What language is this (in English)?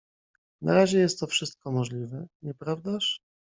Polish